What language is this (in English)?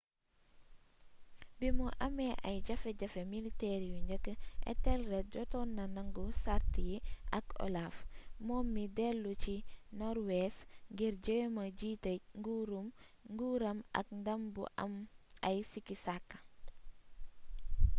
Wolof